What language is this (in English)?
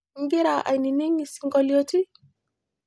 Masai